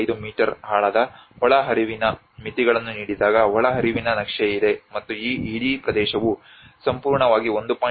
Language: Kannada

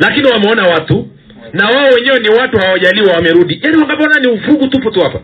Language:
Swahili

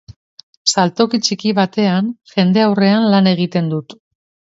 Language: Basque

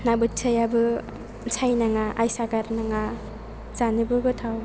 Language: Bodo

